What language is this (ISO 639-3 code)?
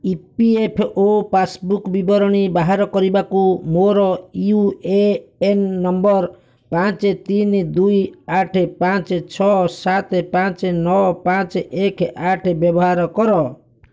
ori